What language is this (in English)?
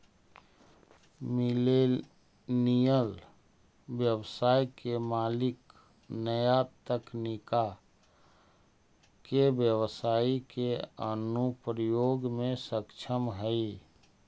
Magahi